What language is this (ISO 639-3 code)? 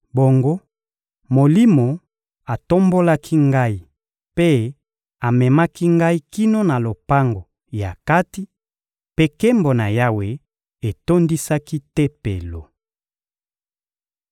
lin